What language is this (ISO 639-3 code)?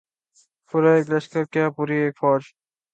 urd